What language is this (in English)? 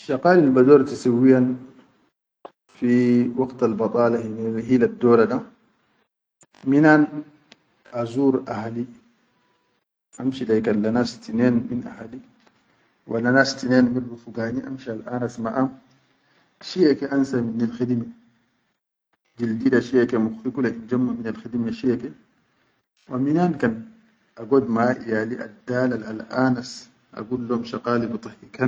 Chadian Arabic